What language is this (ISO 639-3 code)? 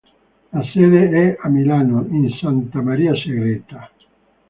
ita